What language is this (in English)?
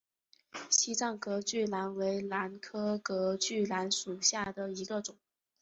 Chinese